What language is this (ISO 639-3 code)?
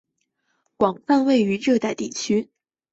zho